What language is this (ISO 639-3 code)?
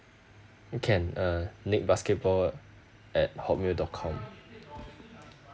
eng